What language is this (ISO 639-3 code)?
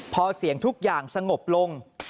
tha